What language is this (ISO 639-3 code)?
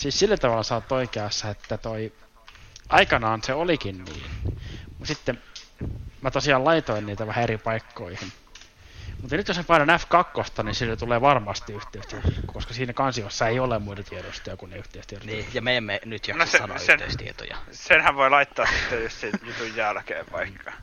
fin